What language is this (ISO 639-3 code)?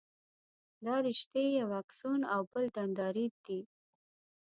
pus